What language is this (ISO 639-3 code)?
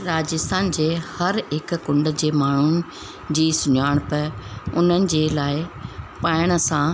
snd